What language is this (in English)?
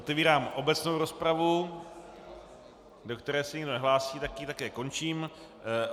Czech